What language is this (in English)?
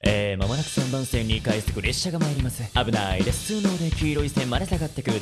Japanese